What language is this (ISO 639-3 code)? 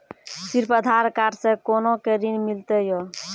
mai